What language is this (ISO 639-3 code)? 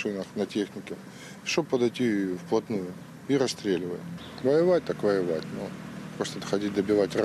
ukr